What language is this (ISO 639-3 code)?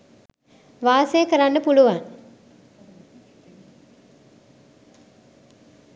sin